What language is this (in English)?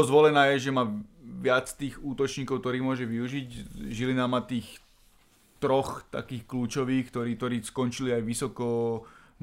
Slovak